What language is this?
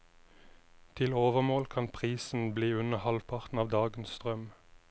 Norwegian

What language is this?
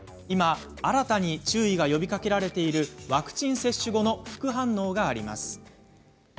Japanese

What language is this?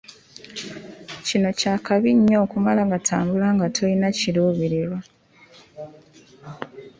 Ganda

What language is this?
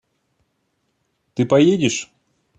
Russian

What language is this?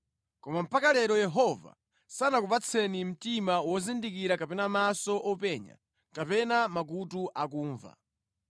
Nyanja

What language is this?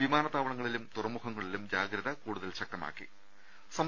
Malayalam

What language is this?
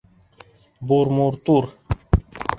Bashkir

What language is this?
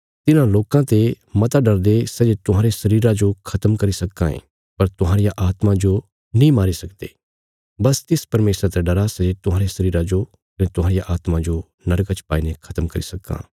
Bilaspuri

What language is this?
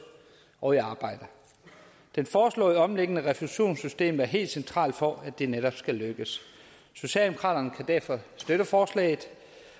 Danish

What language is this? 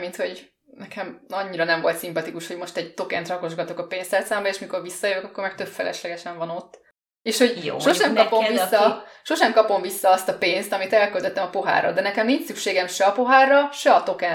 Hungarian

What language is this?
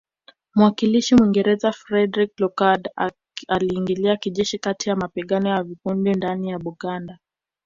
Swahili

